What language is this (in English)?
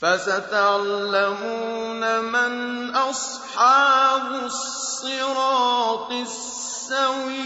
Arabic